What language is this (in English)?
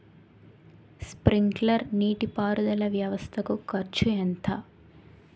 Telugu